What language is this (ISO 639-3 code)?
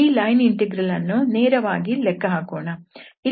kan